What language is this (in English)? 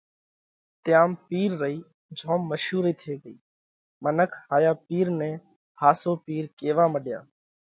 Parkari Koli